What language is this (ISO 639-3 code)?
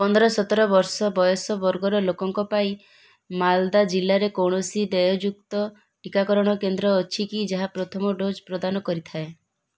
ori